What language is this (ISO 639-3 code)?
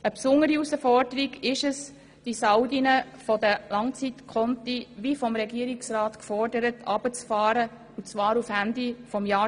gsw